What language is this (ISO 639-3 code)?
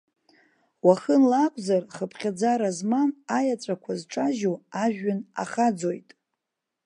abk